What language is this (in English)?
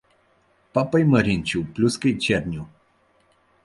Bulgarian